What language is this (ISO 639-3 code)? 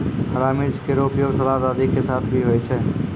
mai